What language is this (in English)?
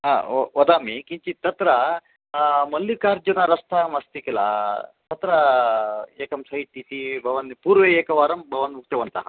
Sanskrit